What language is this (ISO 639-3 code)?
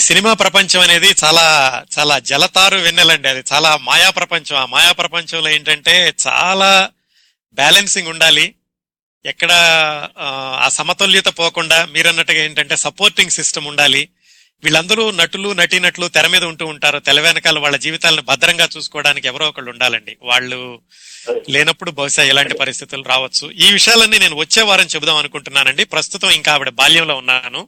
tel